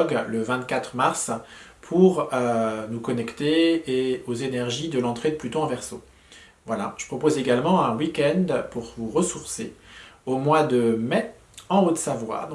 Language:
French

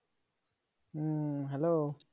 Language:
Bangla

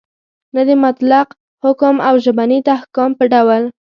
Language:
Pashto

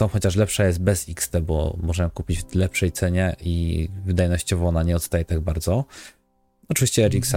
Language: Polish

